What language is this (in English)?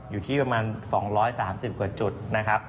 Thai